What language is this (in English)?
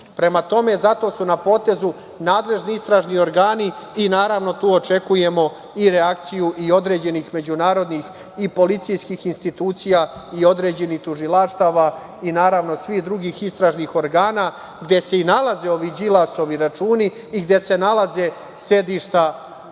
Serbian